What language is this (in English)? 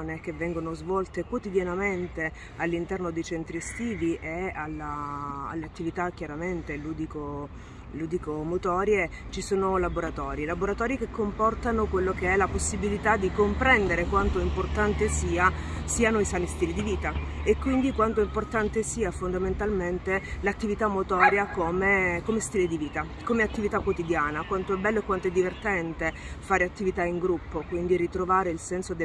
Italian